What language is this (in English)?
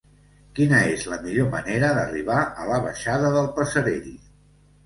Catalan